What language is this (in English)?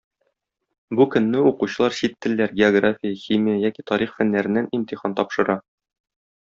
Tatar